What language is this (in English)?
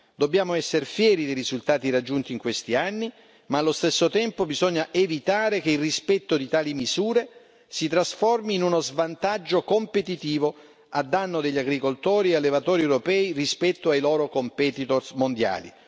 Italian